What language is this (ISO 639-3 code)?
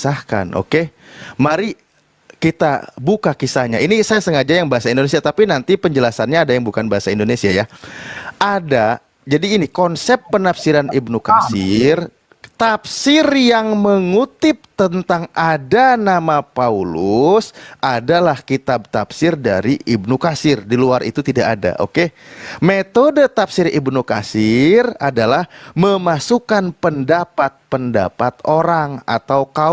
ind